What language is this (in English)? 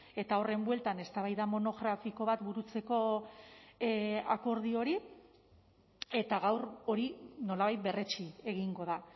Basque